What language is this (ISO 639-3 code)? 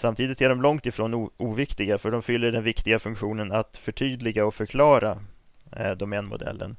swe